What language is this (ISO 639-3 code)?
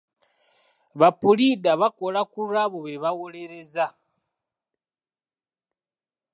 lug